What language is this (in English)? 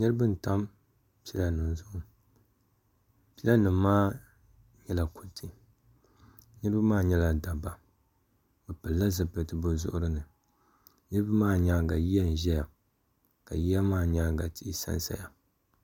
Dagbani